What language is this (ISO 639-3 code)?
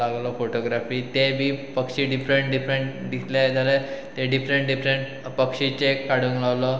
kok